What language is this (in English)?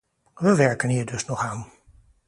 Dutch